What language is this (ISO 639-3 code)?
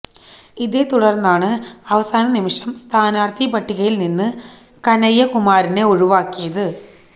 mal